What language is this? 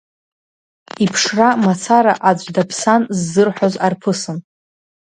Abkhazian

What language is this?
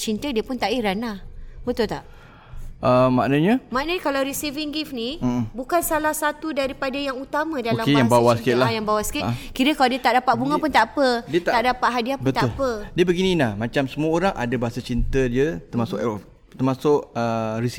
Malay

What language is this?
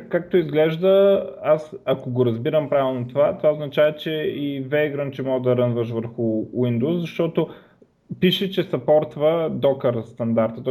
Bulgarian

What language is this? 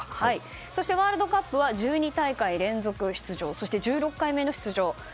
Japanese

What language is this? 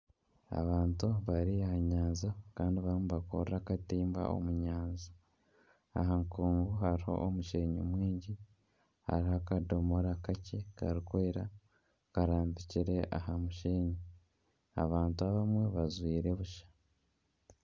Nyankole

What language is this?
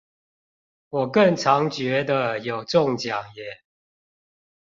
Chinese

